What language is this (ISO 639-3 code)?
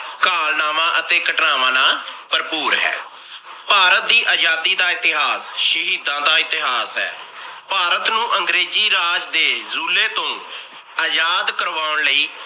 pan